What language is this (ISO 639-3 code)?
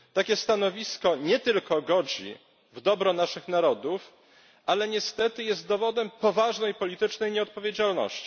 pol